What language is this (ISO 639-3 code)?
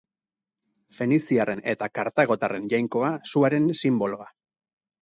eus